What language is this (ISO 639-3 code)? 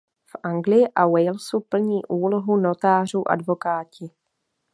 ces